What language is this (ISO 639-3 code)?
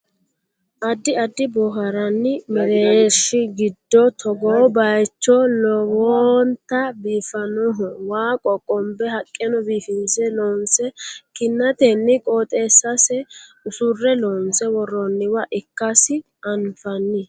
sid